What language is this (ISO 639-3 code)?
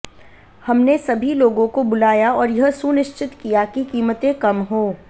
hin